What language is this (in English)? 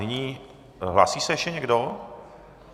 Czech